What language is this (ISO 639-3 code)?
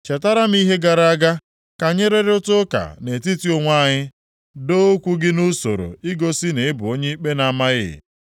ibo